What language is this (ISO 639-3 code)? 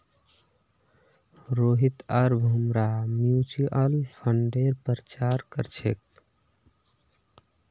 mag